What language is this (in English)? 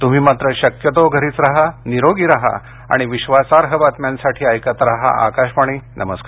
Marathi